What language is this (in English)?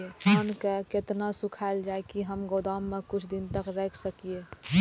Maithili